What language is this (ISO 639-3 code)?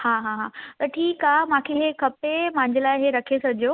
snd